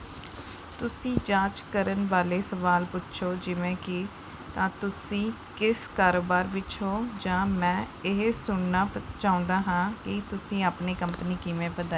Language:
Punjabi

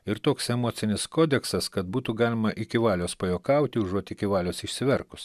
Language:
Lithuanian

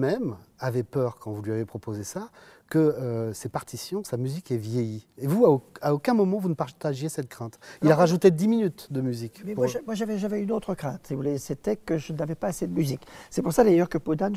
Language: French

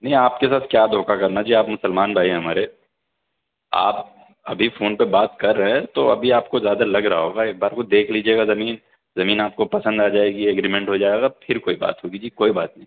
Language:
Urdu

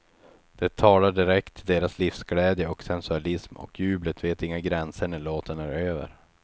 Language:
Swedish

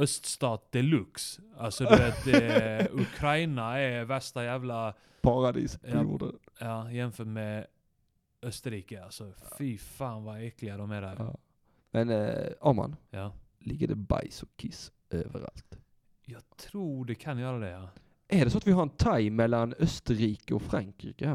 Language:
Swedish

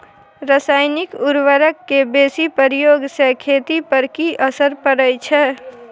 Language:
Maithili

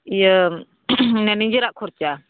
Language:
Santali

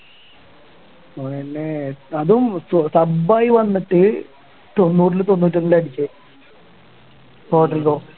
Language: Malayalam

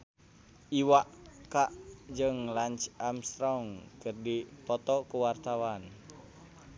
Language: Sundanese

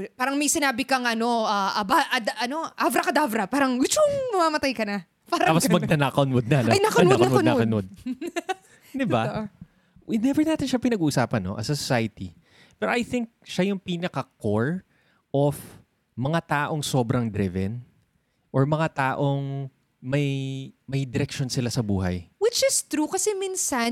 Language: Filipino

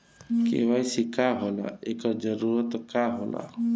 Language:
Bhojpuri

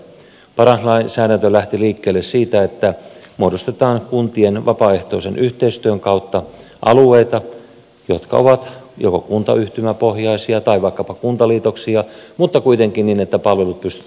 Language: Finnish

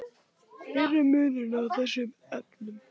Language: Icelandic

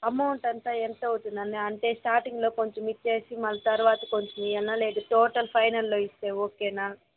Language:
Telugu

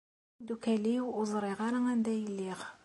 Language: Kabyle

